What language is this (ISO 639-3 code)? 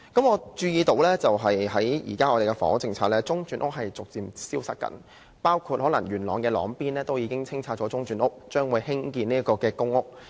yue